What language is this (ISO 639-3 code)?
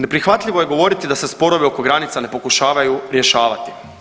hrv